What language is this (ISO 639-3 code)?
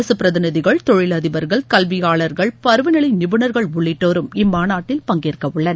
tam